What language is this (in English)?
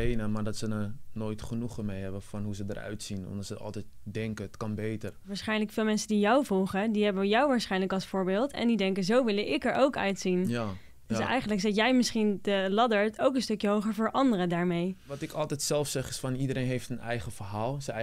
Dutch